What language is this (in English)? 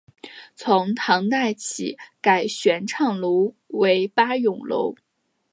Chinese